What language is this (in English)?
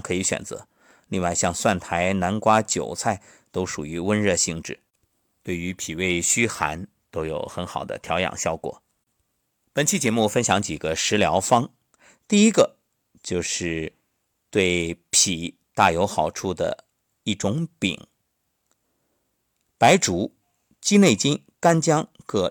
Chinese